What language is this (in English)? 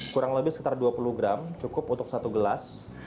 Indonesian